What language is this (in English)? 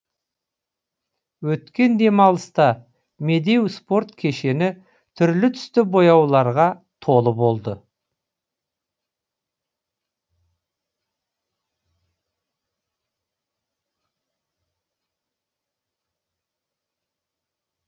Kazakh